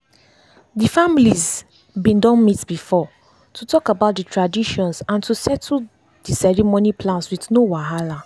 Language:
Nigerian Pidgin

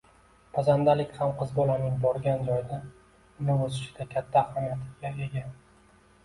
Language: Uzbek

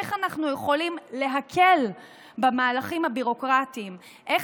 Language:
Hebrew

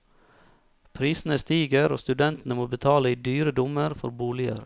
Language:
Norwegian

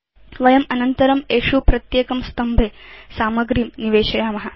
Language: Sanskrit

